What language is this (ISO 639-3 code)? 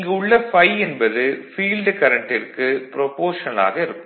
tam